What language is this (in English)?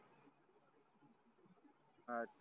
Marathi